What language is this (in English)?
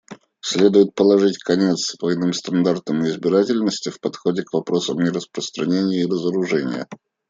Russian